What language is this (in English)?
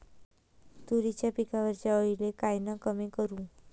Marathi